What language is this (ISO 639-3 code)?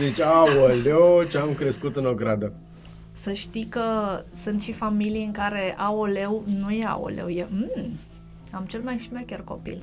ron